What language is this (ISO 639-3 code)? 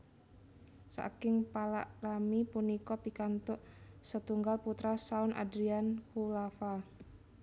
jav